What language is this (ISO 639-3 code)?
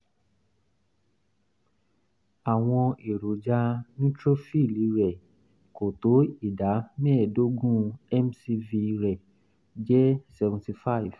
yor